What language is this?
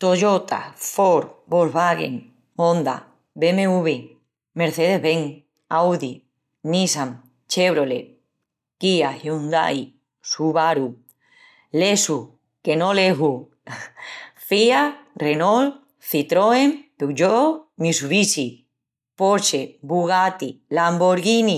Extremaduran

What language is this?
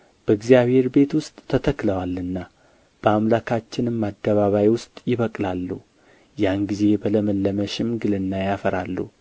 Amharic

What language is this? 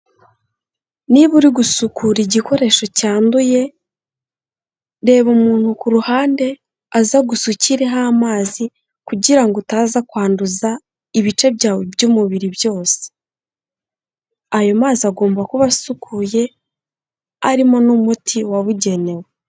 Kinyarwanda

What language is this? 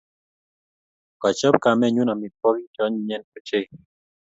Kalenjin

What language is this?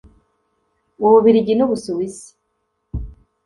Kinyarwanda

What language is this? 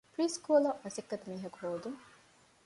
Divehi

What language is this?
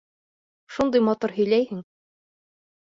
Bashkir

